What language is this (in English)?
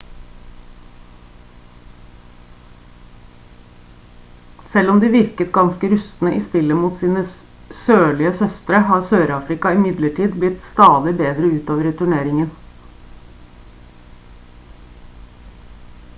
Norwegian Bokmål